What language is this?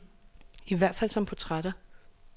Danish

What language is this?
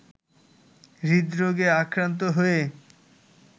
Bangla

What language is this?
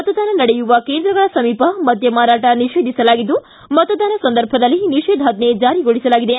Kannada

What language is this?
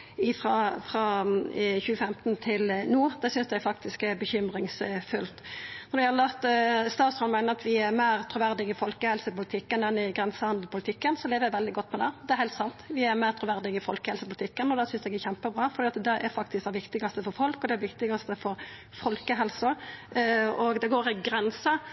Norwegian Nynorsk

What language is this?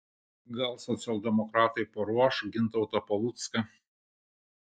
Lithuanian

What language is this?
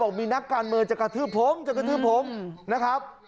Thai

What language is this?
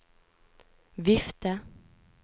Norwegian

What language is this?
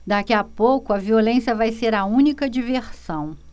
Portuguese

